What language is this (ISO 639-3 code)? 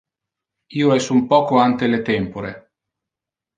ina